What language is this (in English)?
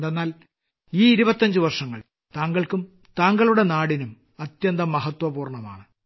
Malayalam